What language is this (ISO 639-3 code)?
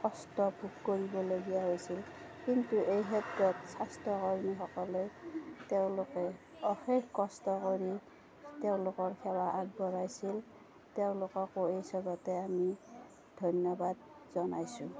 asm